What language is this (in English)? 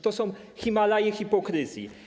Polish